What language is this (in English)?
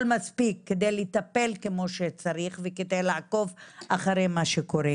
Hebrew